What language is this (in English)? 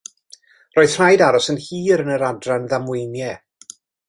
Welsh